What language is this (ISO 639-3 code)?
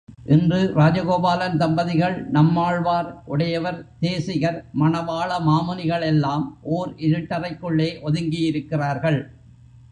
tam